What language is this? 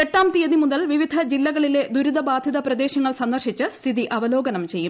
Malayalam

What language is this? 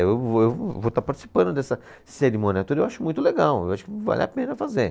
Portuguese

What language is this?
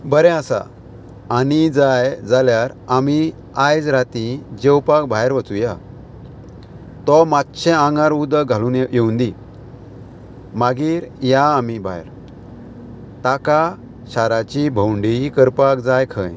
Konkani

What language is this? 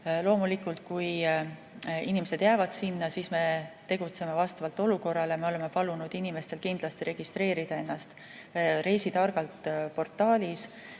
Estonian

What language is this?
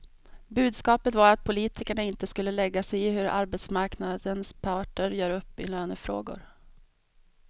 Swedish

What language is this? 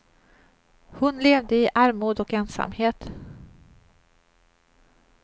Swedish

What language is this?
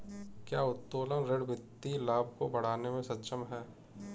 Hindi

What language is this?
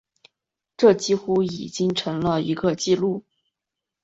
Chinese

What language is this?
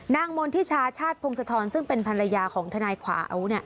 Thai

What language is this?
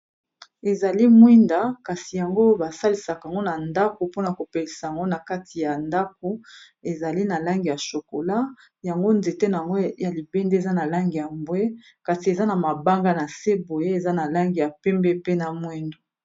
Lingala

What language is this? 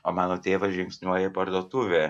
Lithuanian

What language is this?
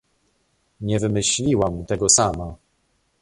Polish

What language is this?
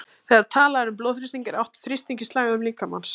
Icelandic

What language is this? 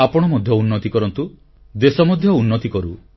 Odia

